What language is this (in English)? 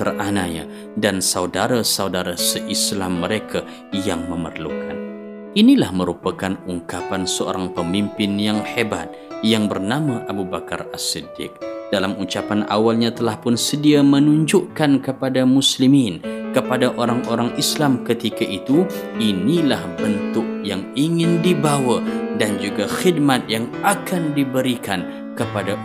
Malay